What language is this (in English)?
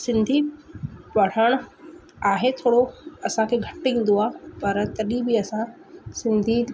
Sindhi